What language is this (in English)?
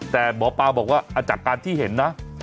Thai